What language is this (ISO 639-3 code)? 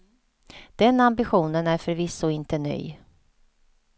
swe